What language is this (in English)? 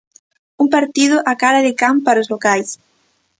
Galician